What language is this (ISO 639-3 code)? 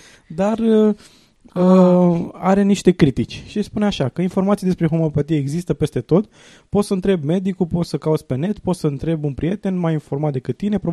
ron